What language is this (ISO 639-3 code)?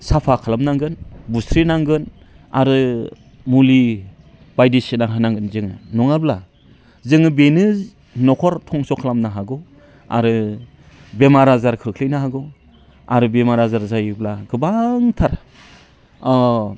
brx